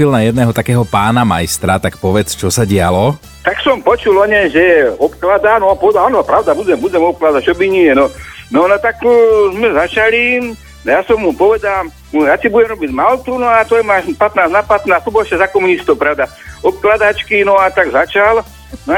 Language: Slovak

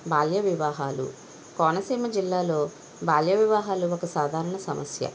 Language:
Telugu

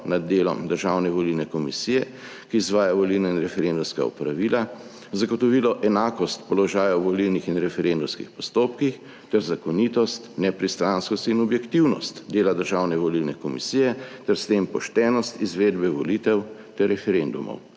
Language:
Slovenian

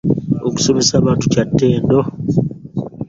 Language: Ganda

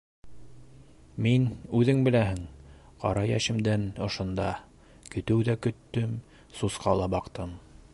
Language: Bashkir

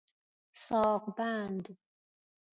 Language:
Persian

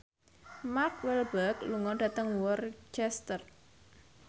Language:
Javanese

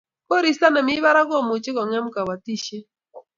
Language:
Kalenjin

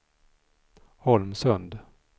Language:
Swedish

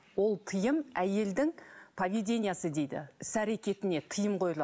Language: Kazakh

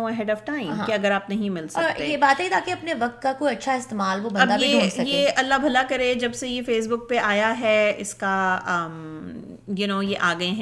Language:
Urdu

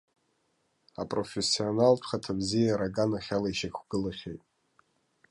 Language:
Abkhazian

